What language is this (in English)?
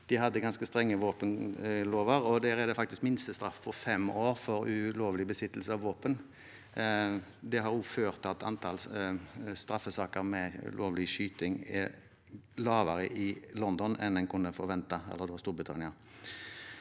Norwegian